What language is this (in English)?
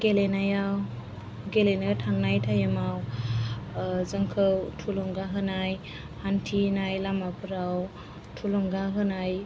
Bodo